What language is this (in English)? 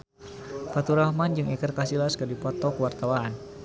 Sundanese